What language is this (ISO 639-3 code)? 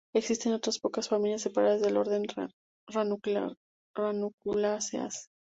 spa